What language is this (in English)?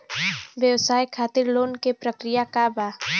Bhojpuri